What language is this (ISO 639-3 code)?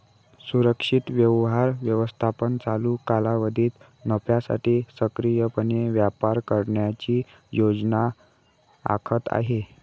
mar